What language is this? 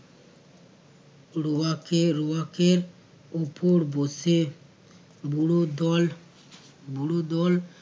Bangla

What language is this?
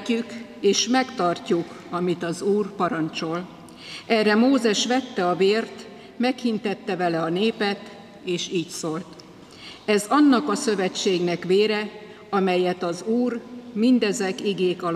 Hungarian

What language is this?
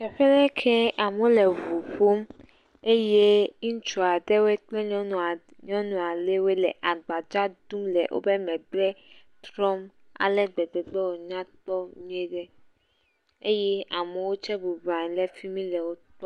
Ewe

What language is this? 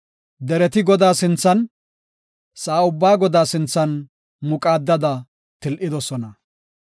Gofa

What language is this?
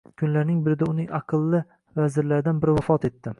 Uzbek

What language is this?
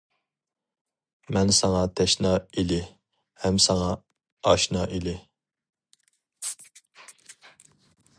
Uyghur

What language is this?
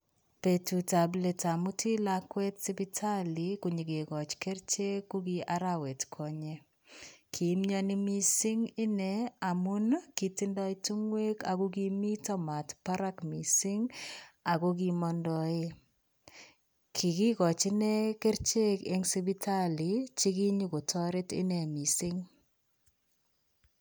Kalenjin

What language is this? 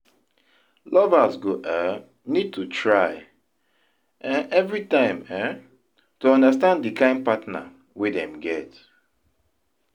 Nigerian Pidgin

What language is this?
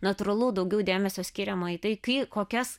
Lithuanian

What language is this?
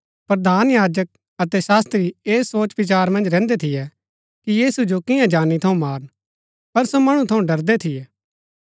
Gaddi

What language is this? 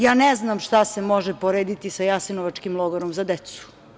Serbian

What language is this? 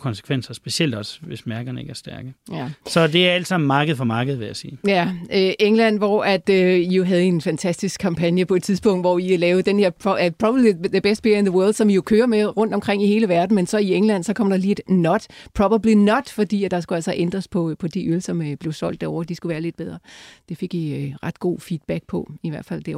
Danish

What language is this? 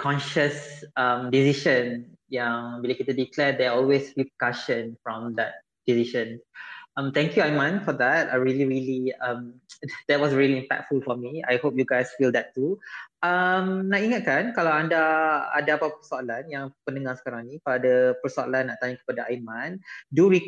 Malay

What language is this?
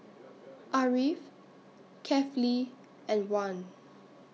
English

